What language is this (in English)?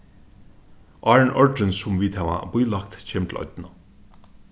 Faroese